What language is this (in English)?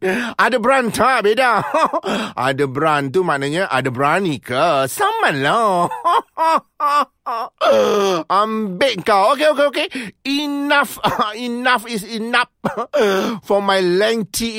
Malay